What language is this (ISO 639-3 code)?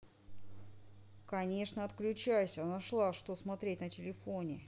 rus